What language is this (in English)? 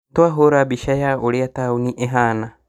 Kikuyu